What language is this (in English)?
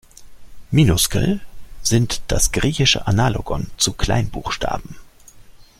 German